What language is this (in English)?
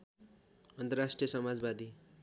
Nepali